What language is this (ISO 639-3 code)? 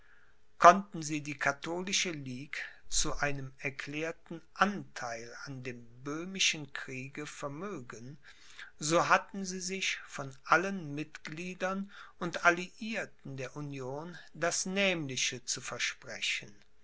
deu